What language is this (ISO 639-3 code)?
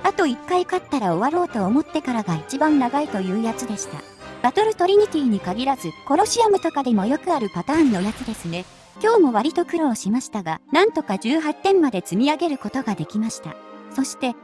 jpn